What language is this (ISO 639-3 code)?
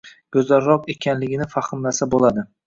uzb